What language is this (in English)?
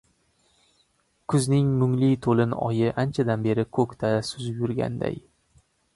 Uzbek